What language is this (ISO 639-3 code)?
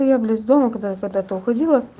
rus